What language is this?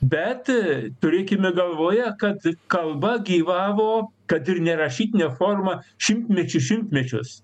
Lithuanian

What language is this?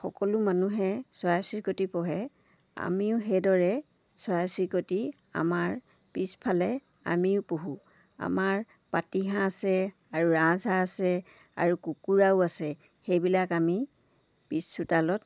Assamese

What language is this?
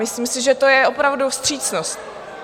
Czech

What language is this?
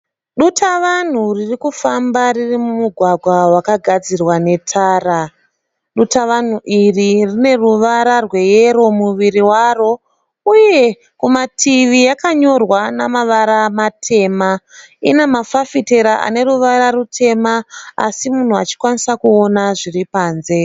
Shona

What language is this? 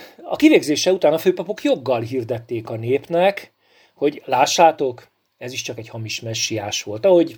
Hungarian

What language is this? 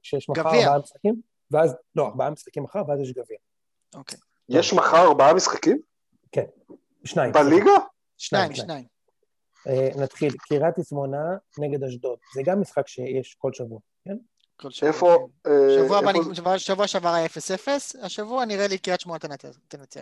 Hebrew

